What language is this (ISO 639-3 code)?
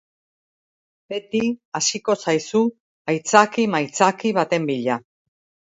eus